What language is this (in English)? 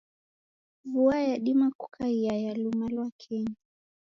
Taita